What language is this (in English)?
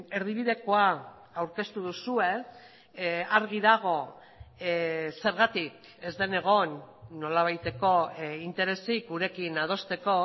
Basque